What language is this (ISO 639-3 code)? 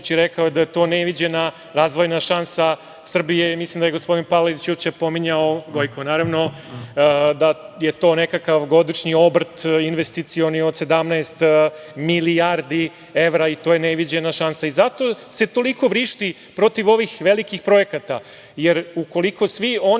srp